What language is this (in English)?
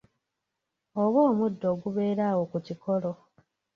Ganda